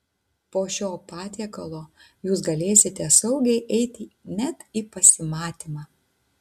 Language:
Lithuanian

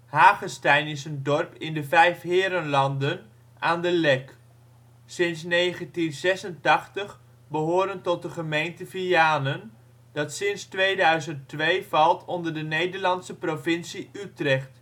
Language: Dutch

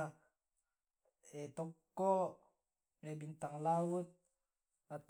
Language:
Tae'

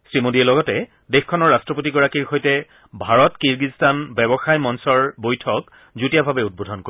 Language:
Assamese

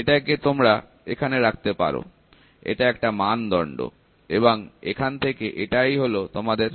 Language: Bangla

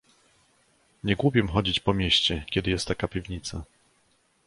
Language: Polish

